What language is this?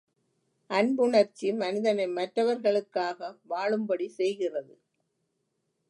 Tamil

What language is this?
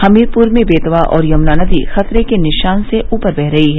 Hindi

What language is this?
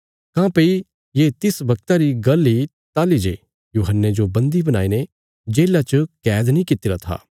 Bilaspuri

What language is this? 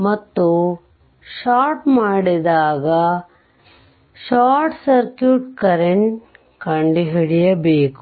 Kannada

